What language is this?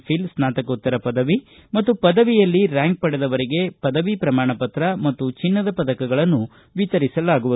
Kannada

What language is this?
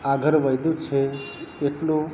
Gujarati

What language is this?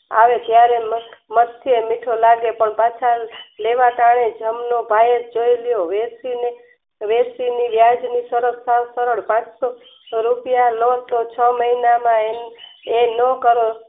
Gujarati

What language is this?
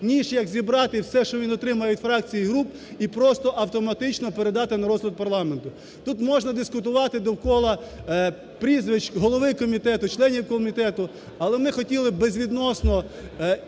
Ukrainian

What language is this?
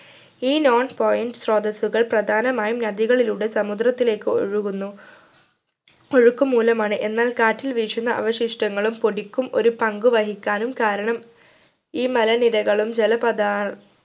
Malayalam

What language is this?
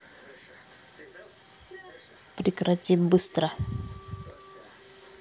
Russian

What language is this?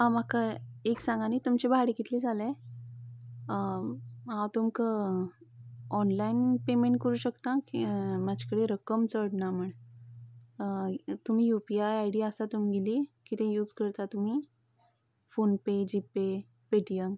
Konkani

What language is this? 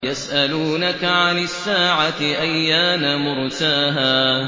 Arabic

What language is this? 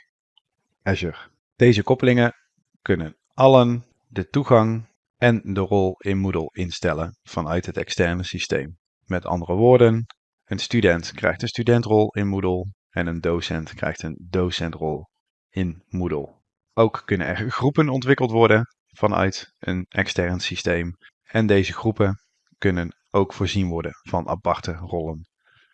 Dutch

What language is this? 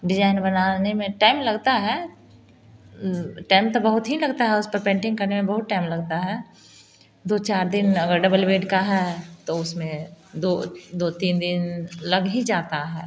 Hindi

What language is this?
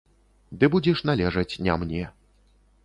Belarusian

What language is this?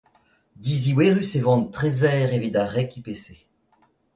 Breton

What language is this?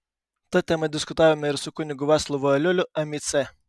Lithuanian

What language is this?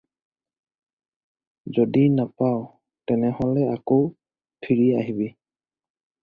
Assamese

